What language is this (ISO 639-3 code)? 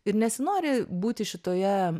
lit